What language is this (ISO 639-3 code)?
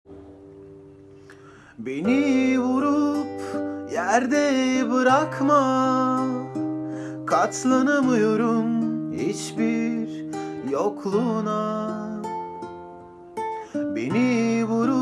tur